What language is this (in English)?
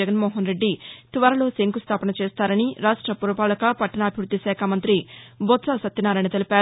Telugu